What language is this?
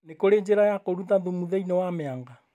Kikuyu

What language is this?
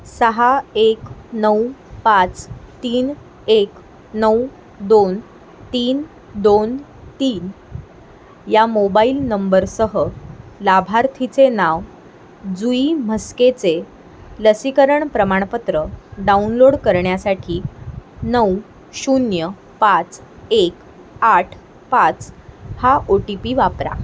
Marathi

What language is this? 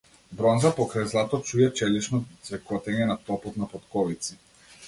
Macedonian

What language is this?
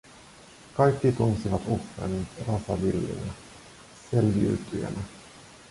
Finnish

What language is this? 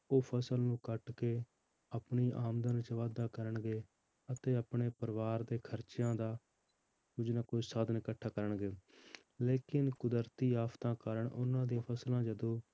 Punjabi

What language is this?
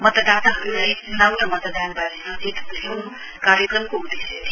Nepali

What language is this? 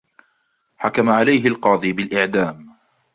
Arabic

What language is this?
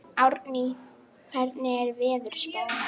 Icelandic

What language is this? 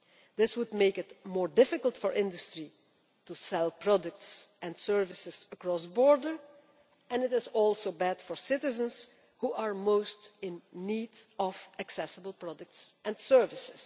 English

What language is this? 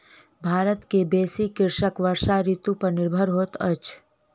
Maithili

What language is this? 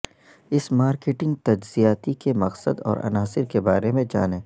Urdu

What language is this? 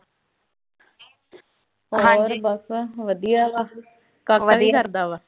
Punjabi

